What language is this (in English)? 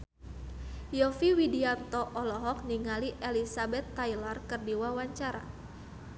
Sundanese